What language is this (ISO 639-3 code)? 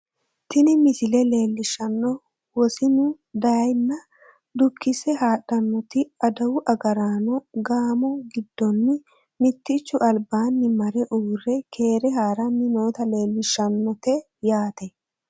sid